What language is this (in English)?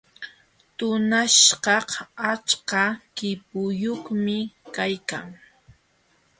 Jauja Wanca Quechua